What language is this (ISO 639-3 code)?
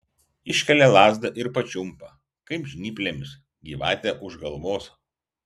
lit